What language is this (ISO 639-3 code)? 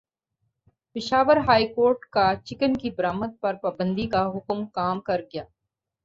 urd